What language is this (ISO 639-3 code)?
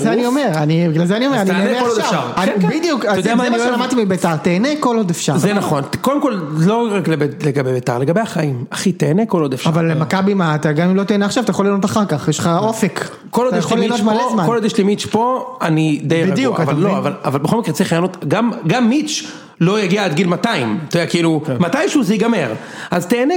heb